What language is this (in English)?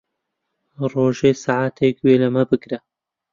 Central Kurdish